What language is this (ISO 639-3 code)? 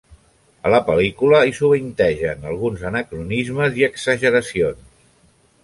cat